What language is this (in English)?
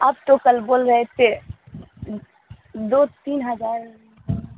Urdu